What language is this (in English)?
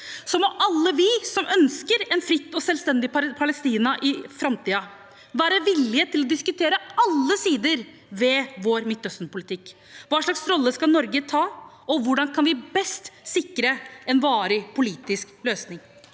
Norwegian